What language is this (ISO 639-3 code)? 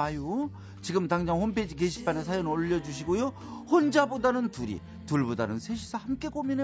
kor